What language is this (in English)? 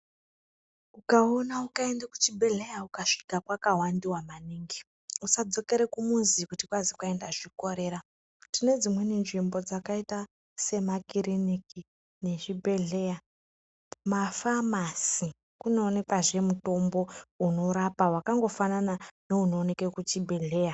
Ndau